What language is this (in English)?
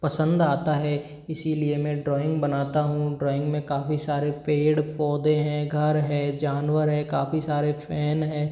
Hindi